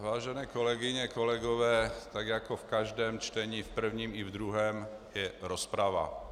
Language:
Czech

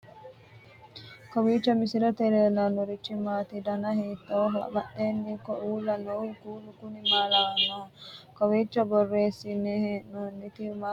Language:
Sidamo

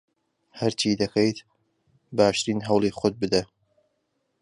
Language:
Central Kurdish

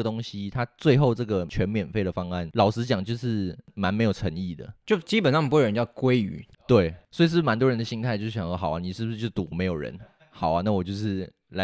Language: Chinese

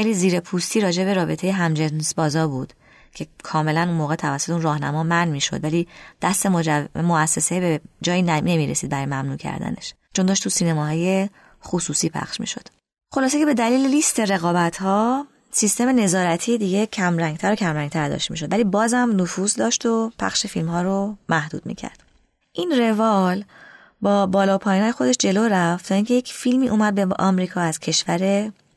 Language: Persian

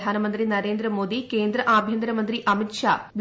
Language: Malayalam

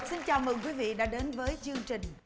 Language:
Vietnamese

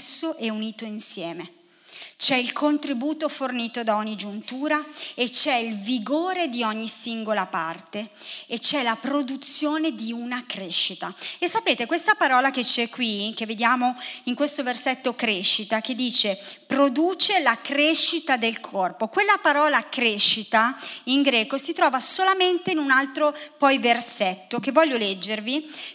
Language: Italian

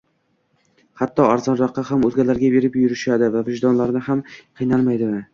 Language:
Uzbek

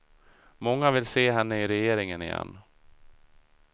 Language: Swedish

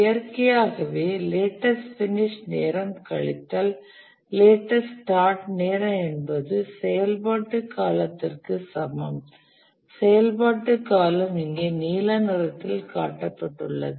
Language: Tamil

